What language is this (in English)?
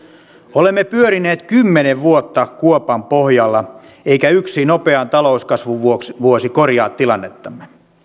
Finnish